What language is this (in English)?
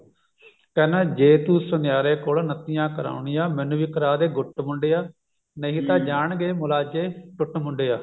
Punjabi